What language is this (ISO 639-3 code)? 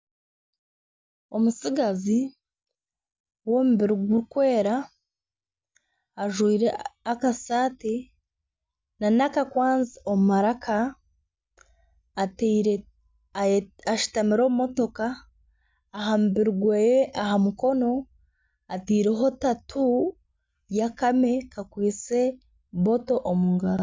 nyn